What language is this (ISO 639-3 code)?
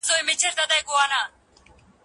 pus